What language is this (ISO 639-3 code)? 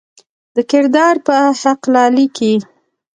pus